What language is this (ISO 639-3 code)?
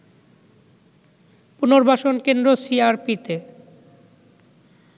ben